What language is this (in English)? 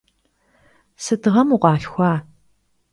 Kabardian